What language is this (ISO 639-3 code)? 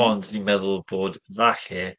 cym